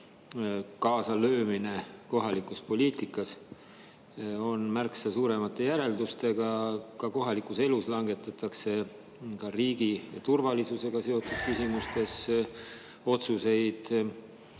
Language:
Estonian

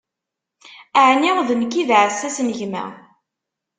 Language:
Kabyle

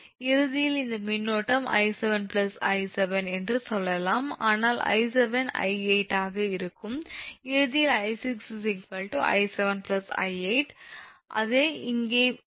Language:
Tamil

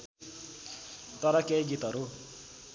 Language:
Nepali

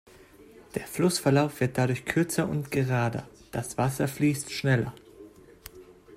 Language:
German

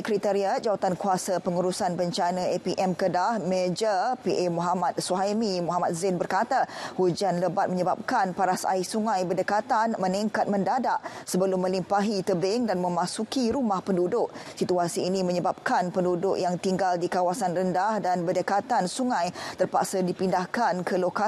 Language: Malay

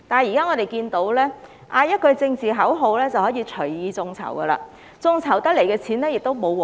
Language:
Cantonese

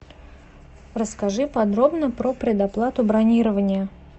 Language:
Russian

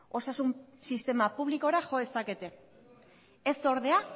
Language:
Basque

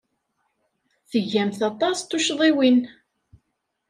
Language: Kabyle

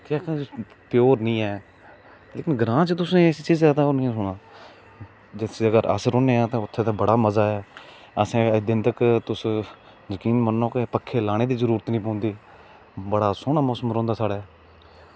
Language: Dogri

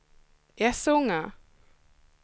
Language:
Swedish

